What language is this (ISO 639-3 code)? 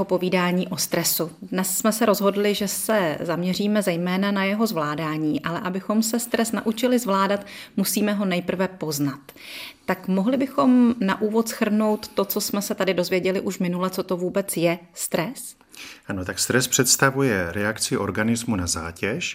ces